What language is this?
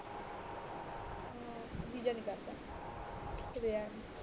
Punjabi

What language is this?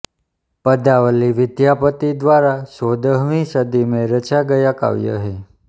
Hindi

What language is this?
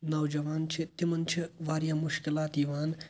Kashmiri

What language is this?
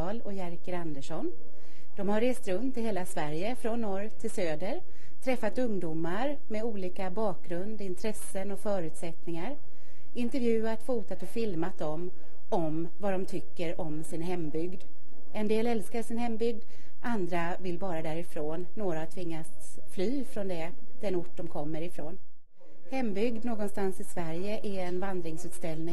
Swedish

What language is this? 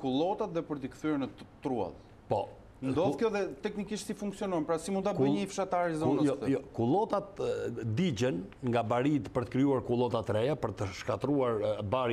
Romanian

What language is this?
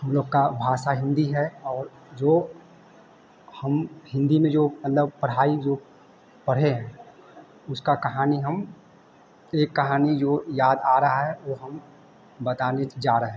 Hindi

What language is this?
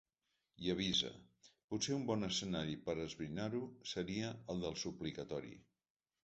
Catalan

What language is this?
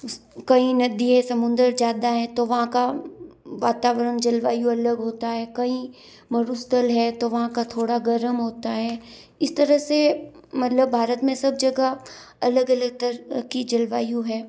Hindi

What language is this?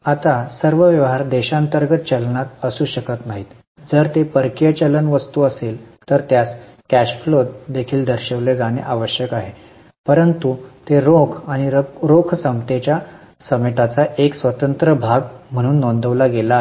Marathi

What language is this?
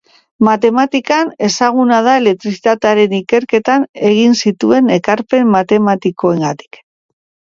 Basque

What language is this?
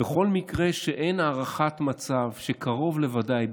Hebrew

